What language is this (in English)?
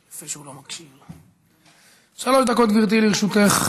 Hebrew